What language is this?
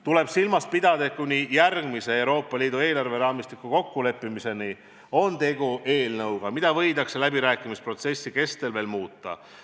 Estonian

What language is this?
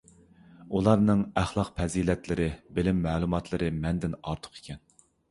Uyghur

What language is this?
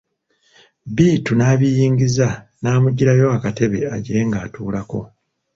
Ganda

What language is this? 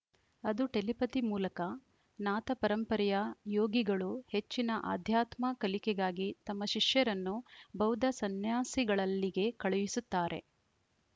Kannada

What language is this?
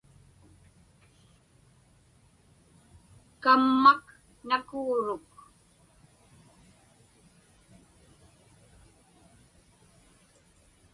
Inupiaq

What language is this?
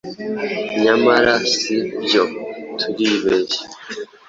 Kinyarwanda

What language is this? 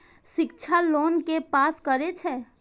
Maithili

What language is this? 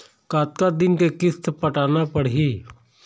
Chhattisgarhi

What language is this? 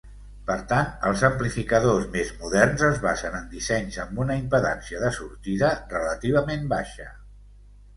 Catalan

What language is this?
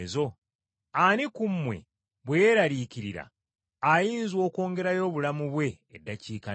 Ganda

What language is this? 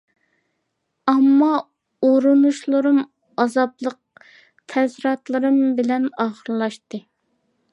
Uyghur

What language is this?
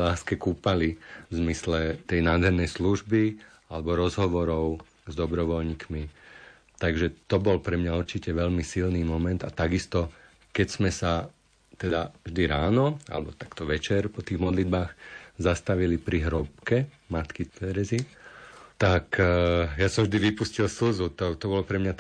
Slovak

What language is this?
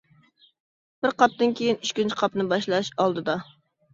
Uyghur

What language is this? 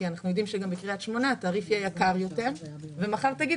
Hebrew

